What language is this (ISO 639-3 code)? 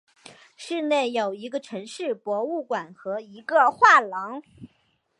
zho